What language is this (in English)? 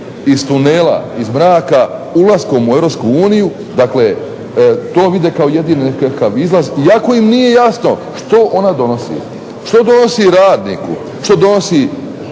Croatian